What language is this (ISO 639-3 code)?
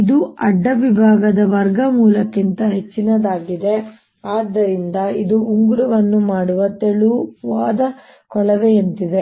kan